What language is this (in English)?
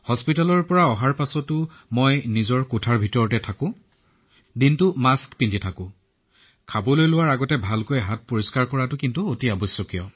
Assamese